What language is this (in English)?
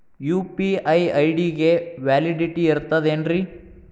Kannada